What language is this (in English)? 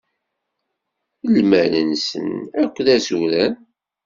Kabyle